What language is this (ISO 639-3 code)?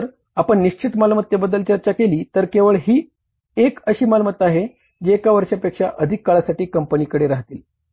mar